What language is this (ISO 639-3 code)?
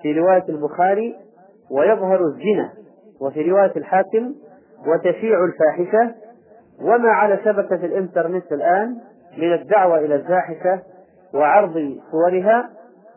ara